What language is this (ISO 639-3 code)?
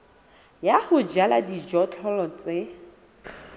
sot